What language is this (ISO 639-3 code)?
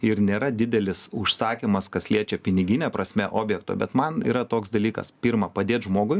lit